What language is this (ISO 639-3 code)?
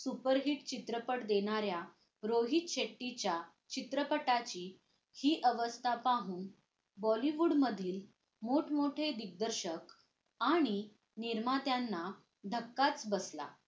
mar